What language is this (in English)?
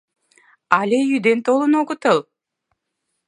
Mari